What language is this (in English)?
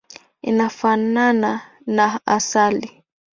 Swahili